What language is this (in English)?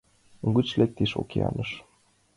Mari